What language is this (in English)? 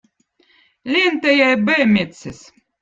Votic